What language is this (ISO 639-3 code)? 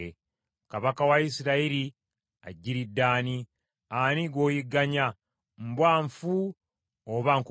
lug